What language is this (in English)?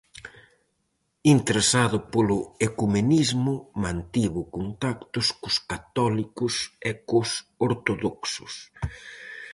Galician